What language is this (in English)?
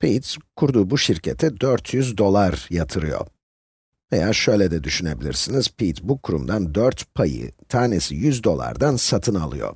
Turkish